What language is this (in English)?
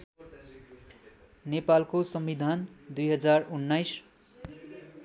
Nepali